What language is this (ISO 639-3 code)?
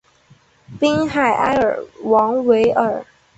zho